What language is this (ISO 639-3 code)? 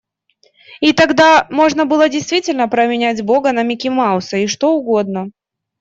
rus